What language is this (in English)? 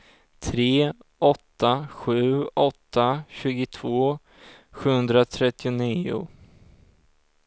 Swedish